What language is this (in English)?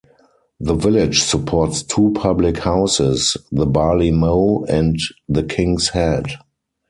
English